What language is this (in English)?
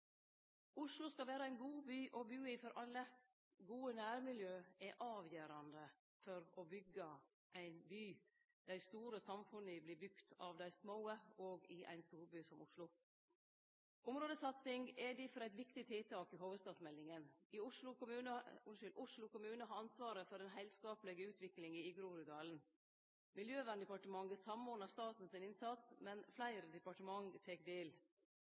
Norwegian Nynorsk